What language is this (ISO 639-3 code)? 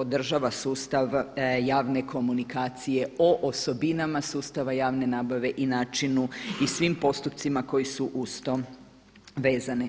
hrv